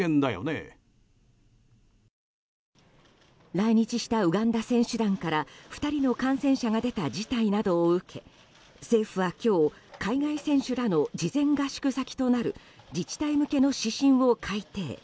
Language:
Japanese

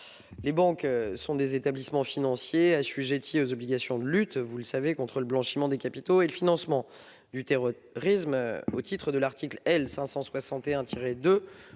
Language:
French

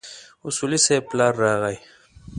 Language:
Pashto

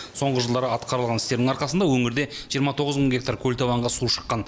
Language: Kazakh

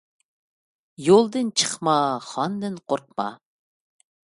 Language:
Uyghur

